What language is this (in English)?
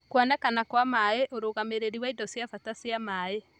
Kikuyu